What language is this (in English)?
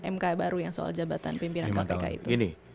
Indonesian